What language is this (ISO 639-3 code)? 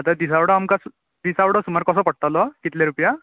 kok